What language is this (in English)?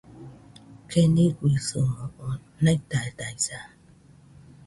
Nüpode Huitoto